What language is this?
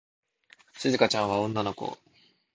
Japanese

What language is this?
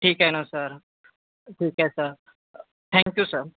Marathi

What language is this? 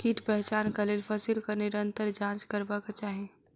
Maithili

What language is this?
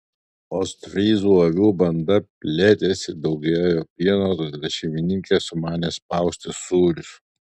Lithuanian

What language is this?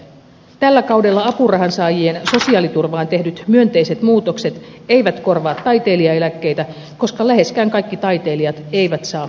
Finnish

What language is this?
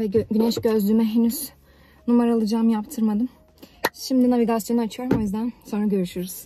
Turkish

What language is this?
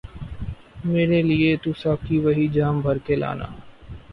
Urdu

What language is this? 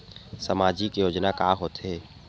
Chhattisgarhi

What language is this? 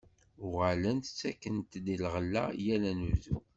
Kabyle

